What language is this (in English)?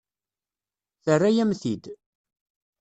Kabyle